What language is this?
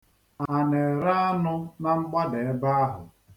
Igbo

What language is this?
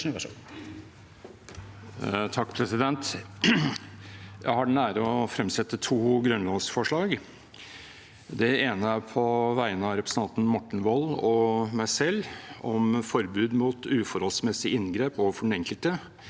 Norwegian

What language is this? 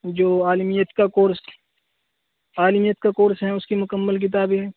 Urdu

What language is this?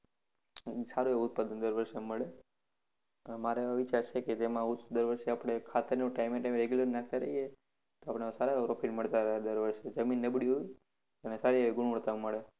Gujarati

